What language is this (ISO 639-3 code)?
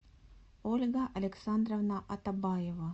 rus